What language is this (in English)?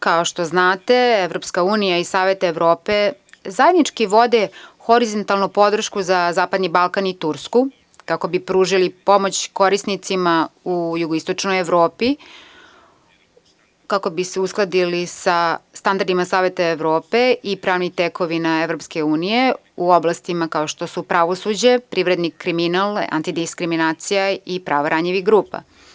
Serbian